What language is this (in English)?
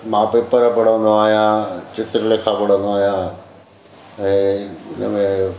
Sindhi